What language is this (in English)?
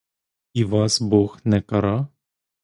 Ukrainian